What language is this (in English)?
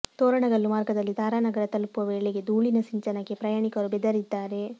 Kannada